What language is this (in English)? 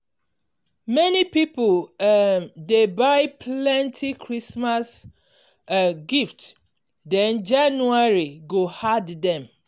Nigerian Pidgin